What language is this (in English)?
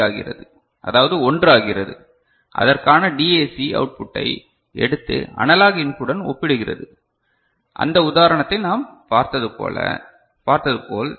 Tamil